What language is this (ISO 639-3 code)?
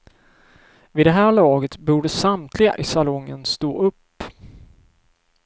swe